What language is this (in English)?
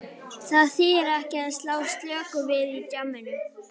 Icelandic